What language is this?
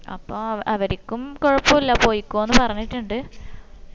Malayalam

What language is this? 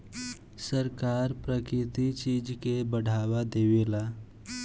Bhojpuri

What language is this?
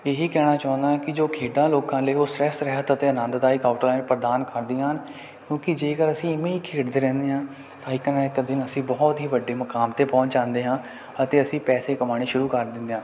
Punjabi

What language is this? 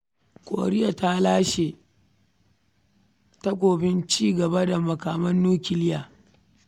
Hausa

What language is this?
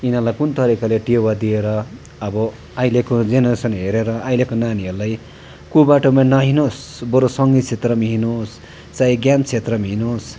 Nepali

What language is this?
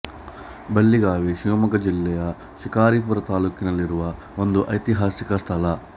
Kannada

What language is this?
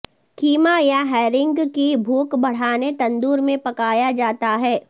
Urdu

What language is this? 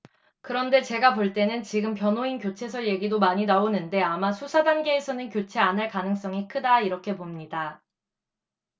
Korean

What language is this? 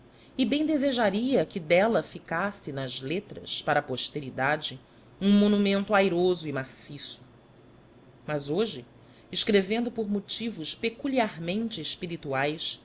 Portuguese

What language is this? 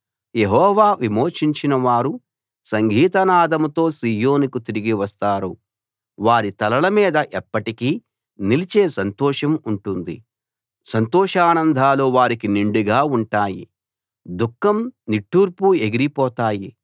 Telugu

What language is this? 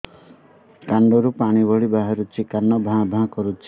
Odia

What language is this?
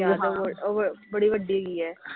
Punjabi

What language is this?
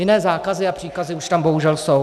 Czech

